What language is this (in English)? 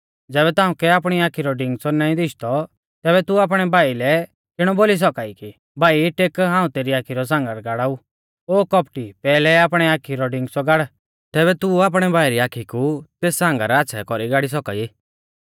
Mahasu Pahari